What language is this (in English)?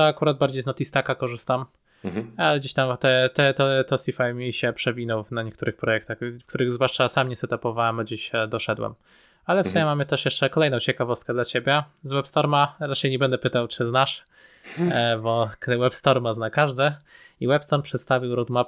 Polish